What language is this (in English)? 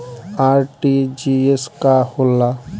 Bhojpuri